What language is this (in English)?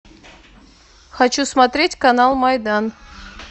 Russian